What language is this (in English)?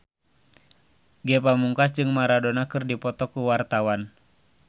Sundanese